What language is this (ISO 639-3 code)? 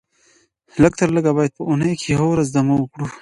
pus